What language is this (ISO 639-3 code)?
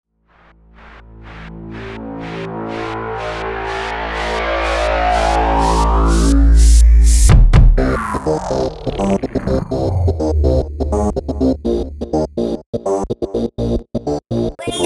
rus